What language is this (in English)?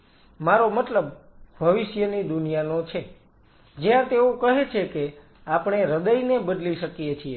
Gujarati